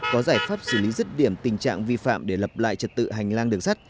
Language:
Vietnamese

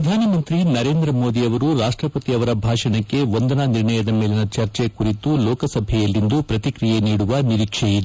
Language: Kannada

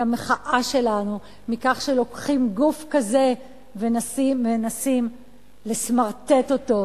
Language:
Hebrew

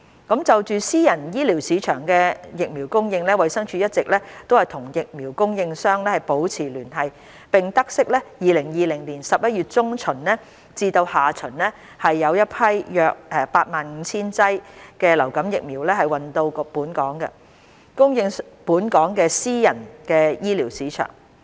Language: Cantonese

